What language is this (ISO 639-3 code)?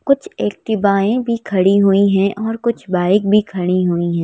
hin